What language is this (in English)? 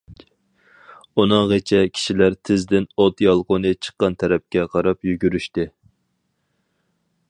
Uyghur